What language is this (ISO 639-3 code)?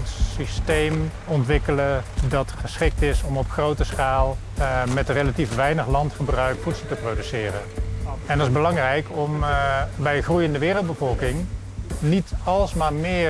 nld